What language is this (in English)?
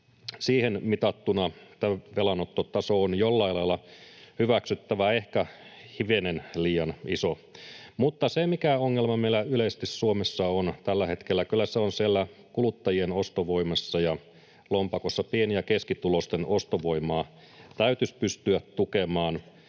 Finnish